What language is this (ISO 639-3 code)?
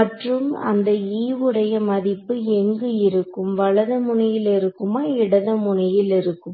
tam